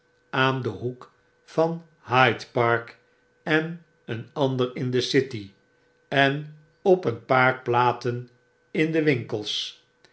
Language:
Dutch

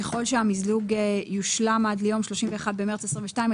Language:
Hebrew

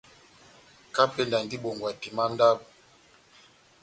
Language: Batanga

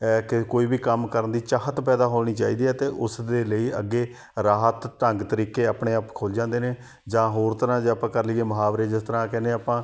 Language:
Punjabi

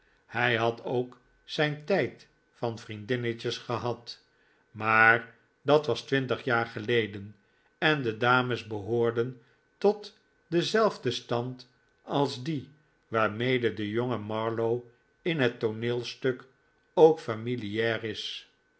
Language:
Dutch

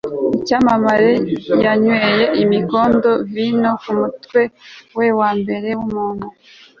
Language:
Kinyarwanda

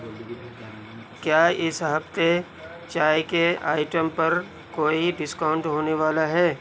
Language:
Urdu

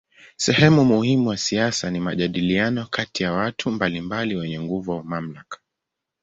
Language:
Swahili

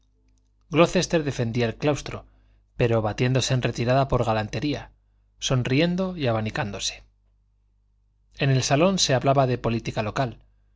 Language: Spanish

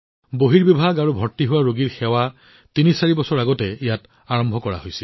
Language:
Assamese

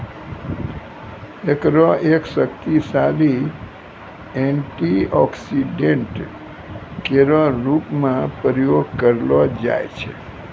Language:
Maithili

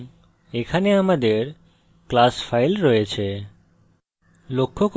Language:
Bangla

